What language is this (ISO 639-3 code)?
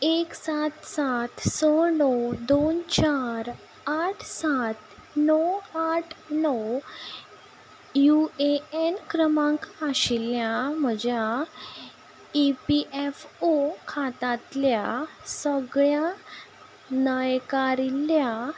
kok